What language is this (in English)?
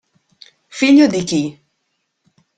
Italian